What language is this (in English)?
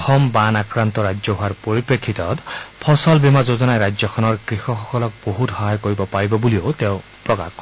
Assamese